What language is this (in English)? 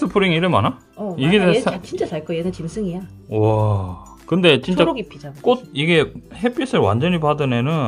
Korean